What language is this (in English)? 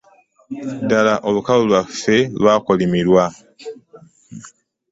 Ganda